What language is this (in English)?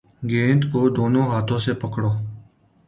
Urdu